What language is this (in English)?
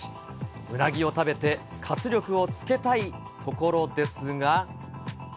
Japanese